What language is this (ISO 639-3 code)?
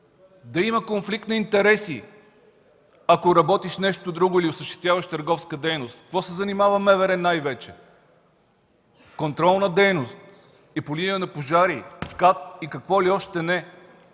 bul